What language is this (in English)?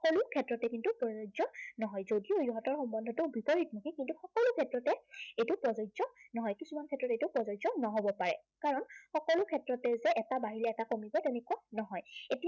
Assamese